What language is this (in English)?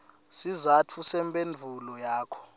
Swati